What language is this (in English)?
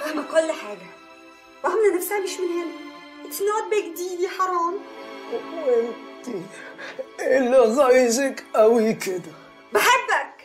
Arabic